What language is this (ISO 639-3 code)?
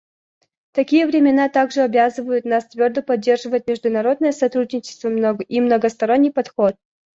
rus